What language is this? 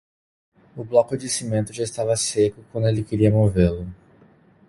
Portuguese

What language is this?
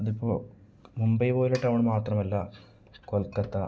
Malayalam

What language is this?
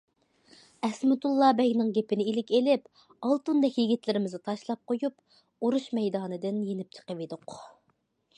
Uyghur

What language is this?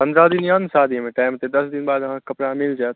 Maithili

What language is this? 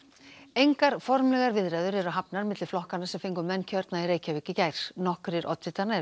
Icelandic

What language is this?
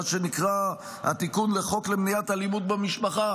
Hebrew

